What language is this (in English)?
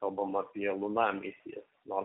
Lithuanian